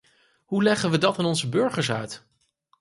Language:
Dutch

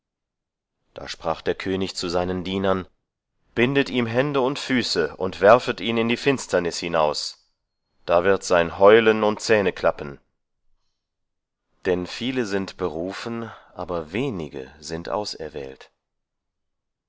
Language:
German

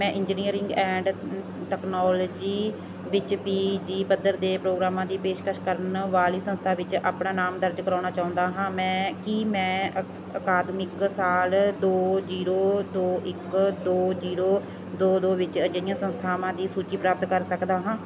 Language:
Punjabi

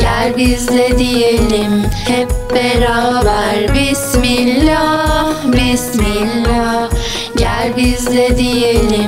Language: Turkish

